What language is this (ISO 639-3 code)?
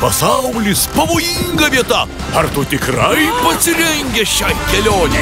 lit